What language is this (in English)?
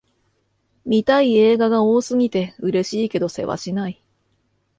Japanese